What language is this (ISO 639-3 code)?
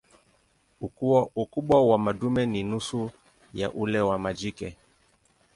swa